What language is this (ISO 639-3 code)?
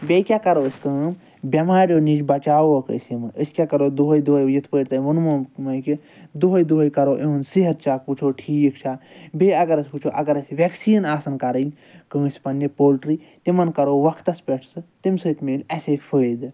kas